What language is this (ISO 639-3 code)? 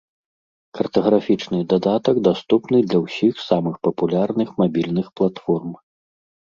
bel